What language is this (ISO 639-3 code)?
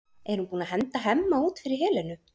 isl